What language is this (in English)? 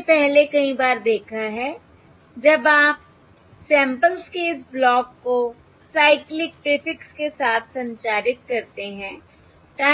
Hindi